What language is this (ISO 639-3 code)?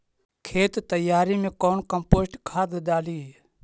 mag